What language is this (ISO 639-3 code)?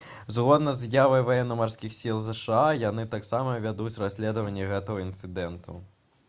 bel